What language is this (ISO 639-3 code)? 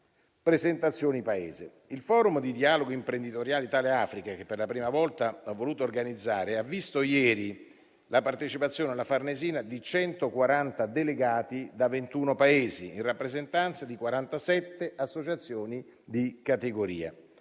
ita